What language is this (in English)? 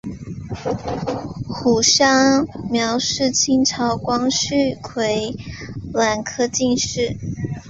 Chinese